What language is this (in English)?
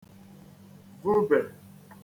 Igbo